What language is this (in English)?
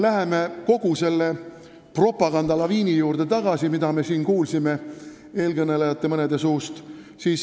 Estonian